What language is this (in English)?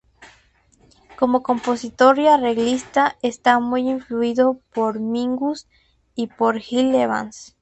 Spanish